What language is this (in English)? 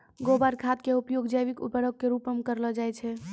Maithili